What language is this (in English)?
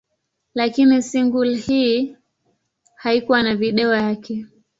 Swahili